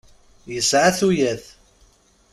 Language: Kabyle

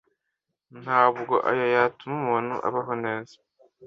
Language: Kinyarwanda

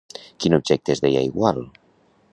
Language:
Catalan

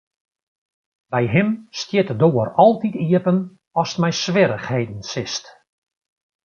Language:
Western Frisian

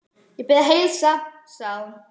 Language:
Icelandic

